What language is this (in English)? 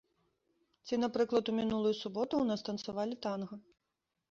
Belarusian